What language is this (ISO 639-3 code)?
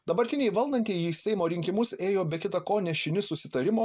lit